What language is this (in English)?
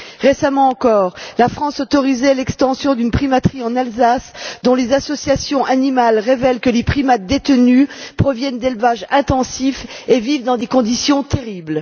French